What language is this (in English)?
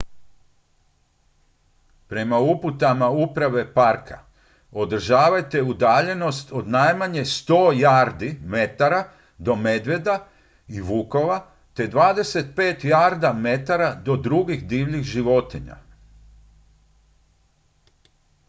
Croatian